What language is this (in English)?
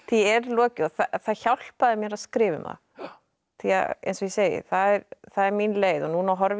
Icelandic